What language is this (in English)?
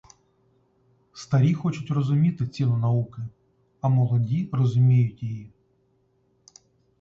Ukrainian